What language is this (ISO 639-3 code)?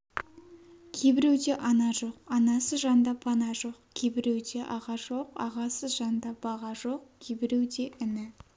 kaz